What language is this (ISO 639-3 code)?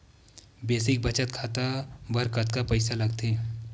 hne